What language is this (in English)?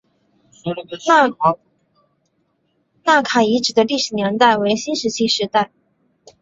Chinese